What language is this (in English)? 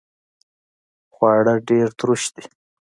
Pashto